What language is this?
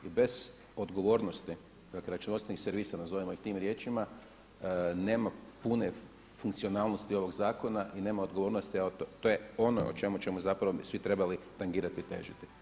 Croatian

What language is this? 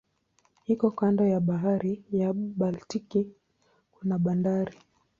Swahili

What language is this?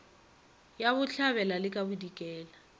Northern Sotho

